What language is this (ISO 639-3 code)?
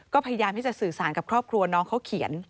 tha